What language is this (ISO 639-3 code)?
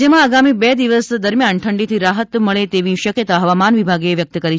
guj